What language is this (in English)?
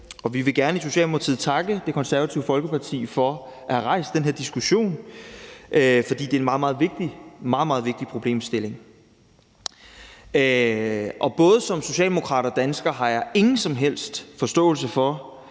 Danish